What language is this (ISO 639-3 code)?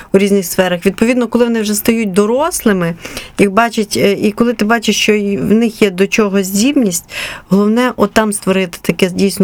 ukr